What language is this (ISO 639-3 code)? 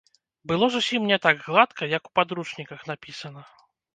bel